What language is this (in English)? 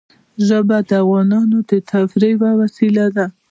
Pashto